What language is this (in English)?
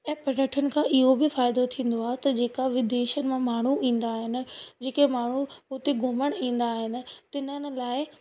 Sindhi